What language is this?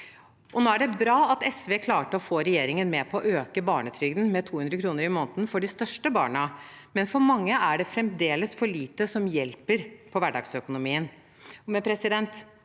Norwegian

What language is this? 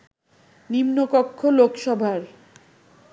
Bangla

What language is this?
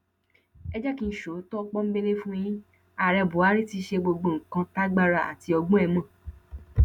Yoruba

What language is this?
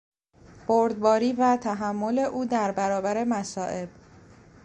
Persian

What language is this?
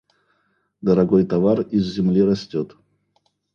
Russian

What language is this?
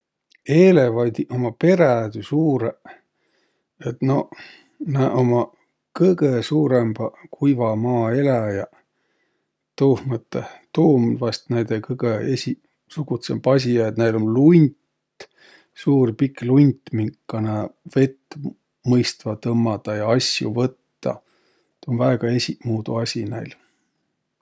Võro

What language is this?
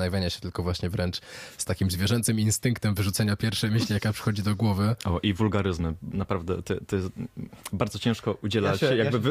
Polish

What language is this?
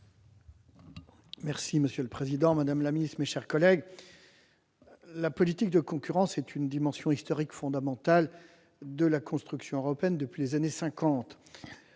French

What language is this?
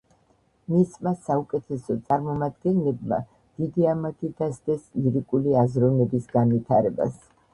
Georgian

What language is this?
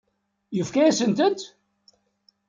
Kabyle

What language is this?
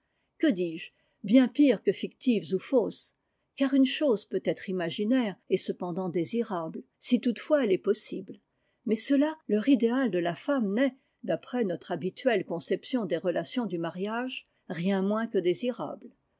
French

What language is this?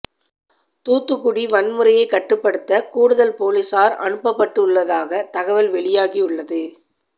Tamil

